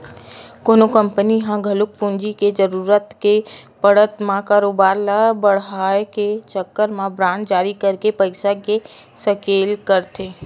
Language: Chhattisgarhi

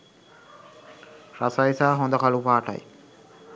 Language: Sinhala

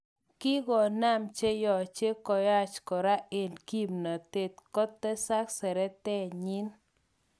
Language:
Kalenjin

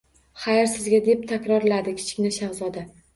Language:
Uzbek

